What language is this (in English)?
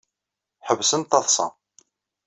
Kabyle